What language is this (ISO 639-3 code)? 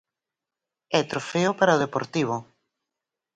glg